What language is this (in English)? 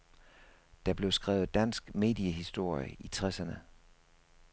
Danish